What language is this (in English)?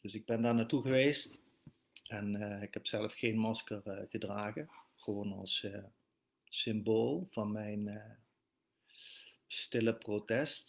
Dutch